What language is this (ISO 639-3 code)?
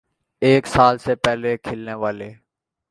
urd